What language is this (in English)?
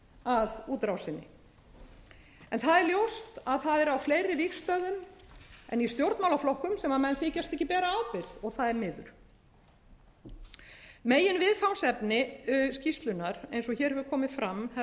Icelandic